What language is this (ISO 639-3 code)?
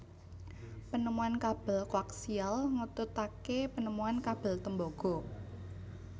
jav